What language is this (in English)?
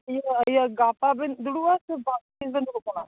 Santali